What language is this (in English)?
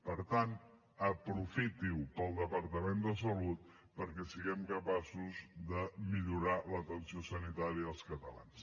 Catalan